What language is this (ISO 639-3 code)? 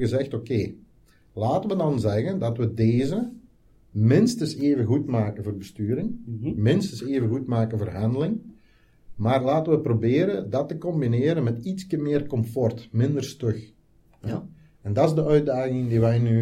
nld